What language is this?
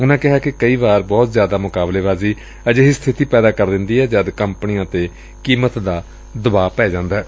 Punjabi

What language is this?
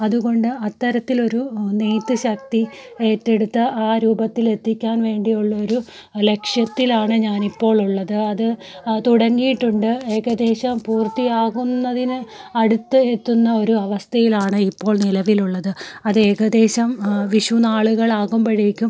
Malayalam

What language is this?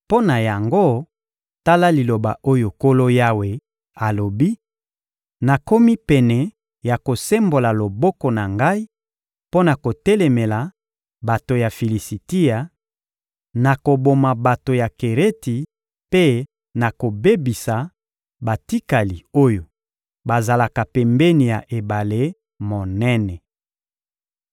Lingala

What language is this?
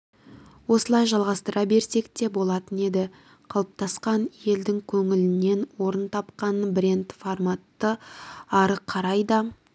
Kazakh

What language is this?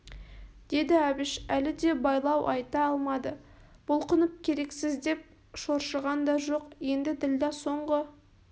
Kazakh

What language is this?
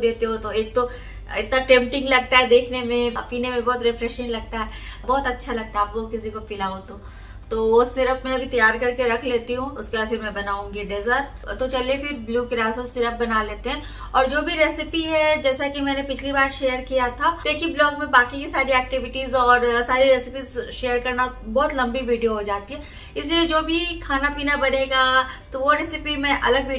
Hindi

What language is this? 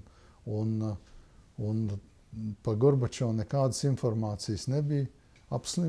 Latvian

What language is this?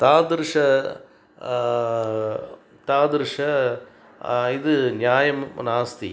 Sanskrit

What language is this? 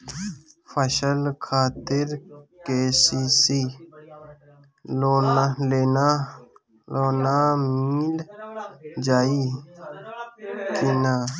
Bhojpuri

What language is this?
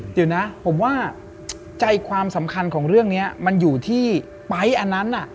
Thai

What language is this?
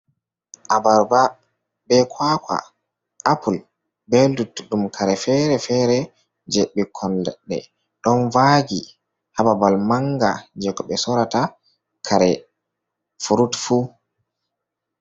Fula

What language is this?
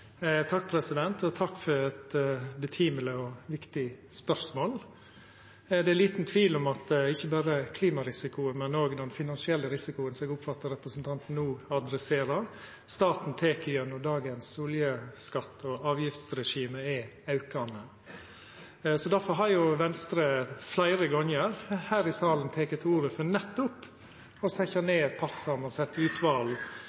Norwegian Nynorsk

